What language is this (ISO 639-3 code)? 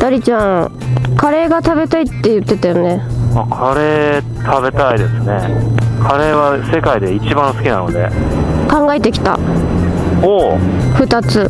jpn